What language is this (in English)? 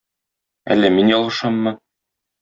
Tatar